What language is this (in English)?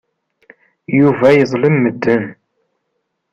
Kabyle